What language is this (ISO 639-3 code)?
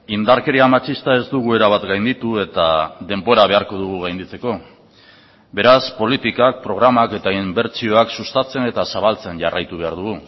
eus